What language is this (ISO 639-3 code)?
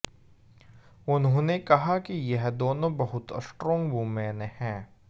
hin